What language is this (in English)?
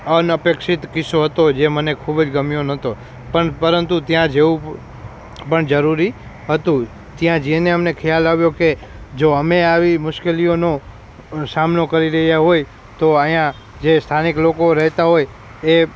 Gujarati